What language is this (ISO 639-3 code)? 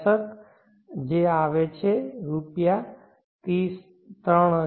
guj